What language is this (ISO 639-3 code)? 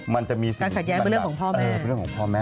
tha